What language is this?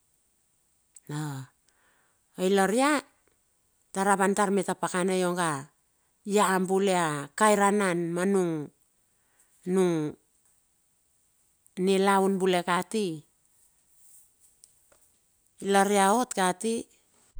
Bilur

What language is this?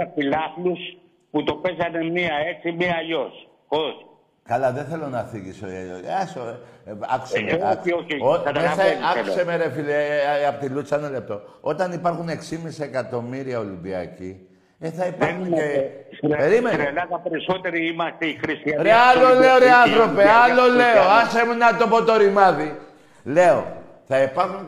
Greek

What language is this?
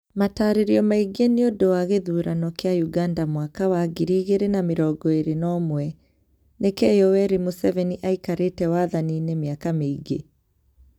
Kikuyu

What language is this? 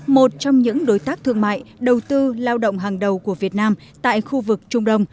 Vietnamese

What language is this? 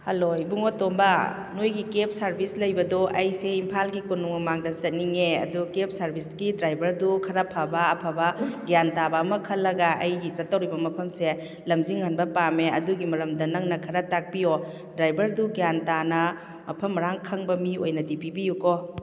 Manipuri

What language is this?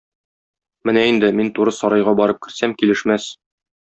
Tatar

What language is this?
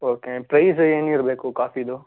Kannada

